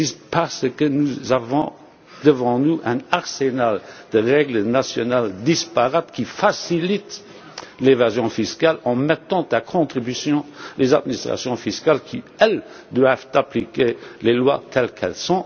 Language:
French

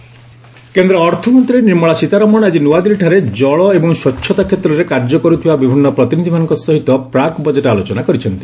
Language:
Odia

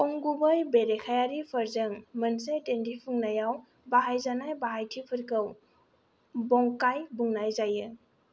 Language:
Bodo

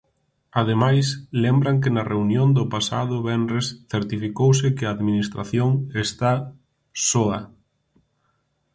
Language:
Galician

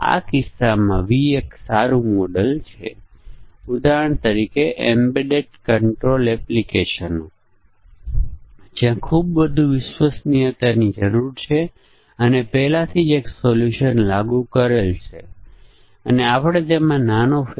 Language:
Gujarati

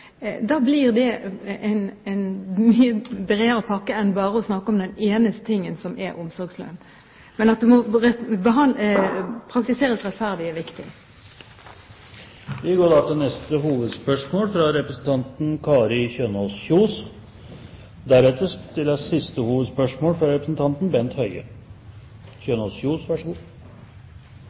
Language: Norwegian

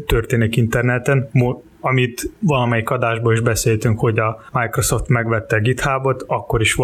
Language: Hungarian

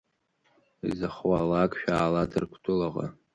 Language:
Abkhazian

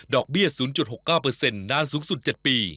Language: Thai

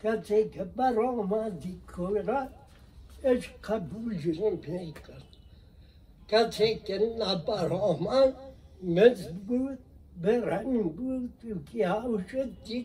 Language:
Persian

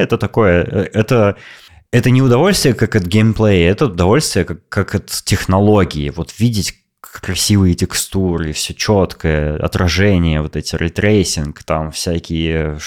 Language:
Russian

